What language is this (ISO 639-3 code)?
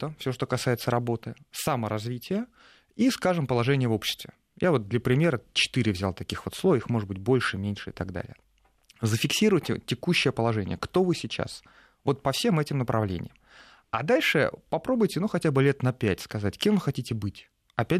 rus